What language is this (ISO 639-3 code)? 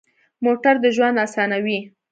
pus